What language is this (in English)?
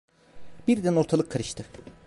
Turkish